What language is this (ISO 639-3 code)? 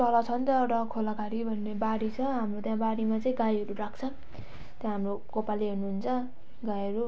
nep